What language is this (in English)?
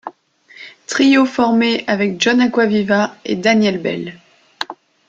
French